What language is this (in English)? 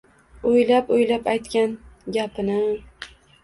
Uzbek